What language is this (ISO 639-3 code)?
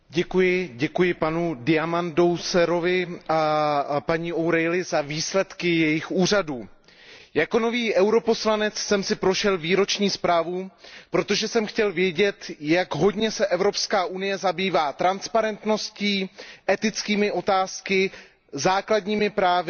ces